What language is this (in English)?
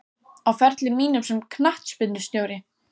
Icelandic